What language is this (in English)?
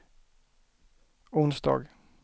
Swedish